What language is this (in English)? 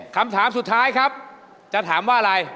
Thai